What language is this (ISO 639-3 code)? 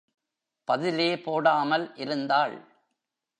tam